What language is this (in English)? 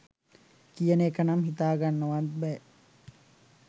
Sinhala